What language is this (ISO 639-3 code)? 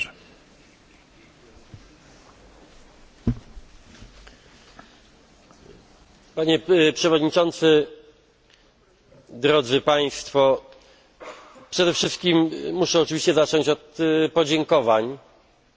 pol